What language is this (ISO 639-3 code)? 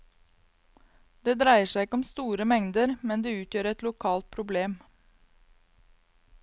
nor